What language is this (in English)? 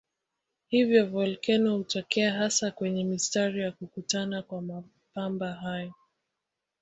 Swahili